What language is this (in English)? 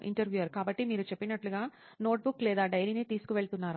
Telugu